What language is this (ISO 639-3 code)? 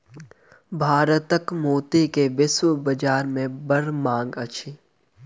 mai